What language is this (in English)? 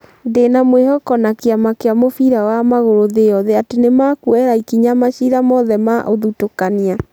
Kikuyu